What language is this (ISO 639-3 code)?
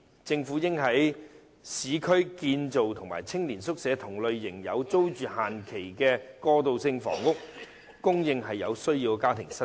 yue